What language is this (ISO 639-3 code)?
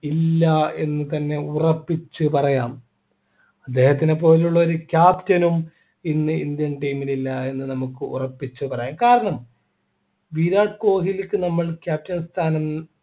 mal